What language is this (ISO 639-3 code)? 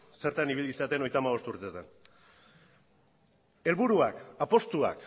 eus